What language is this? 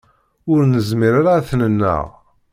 Kabyle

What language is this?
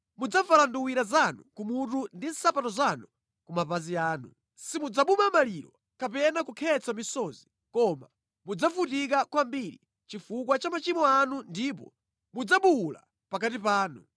Nyanja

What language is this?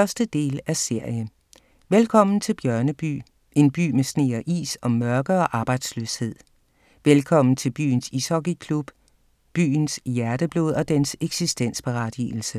Danish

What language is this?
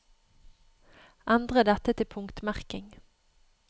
Norwegian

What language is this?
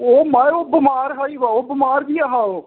Dogri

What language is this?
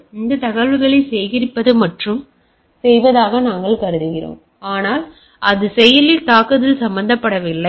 Tamil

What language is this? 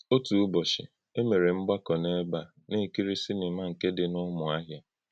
Igbo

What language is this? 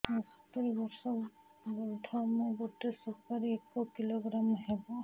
Odia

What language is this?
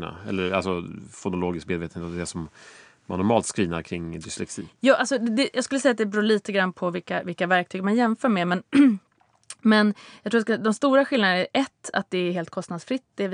Swedish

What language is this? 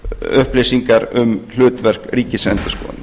Icelandic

